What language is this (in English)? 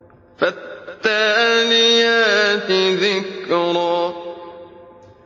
Arabic